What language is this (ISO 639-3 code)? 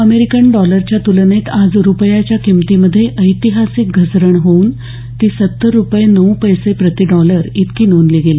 mar